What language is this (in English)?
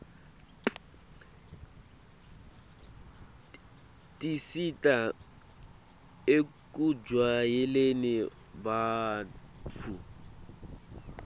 Swati